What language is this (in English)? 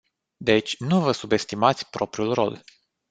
Romanian